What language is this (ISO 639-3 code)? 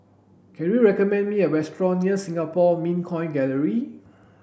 eng